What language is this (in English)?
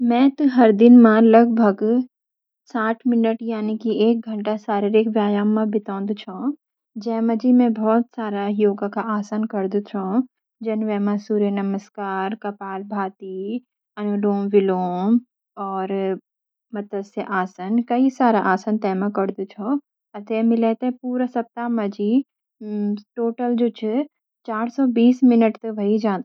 Garhwali